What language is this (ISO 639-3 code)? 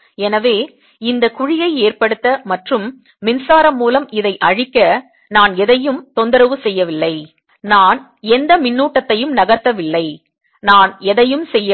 tam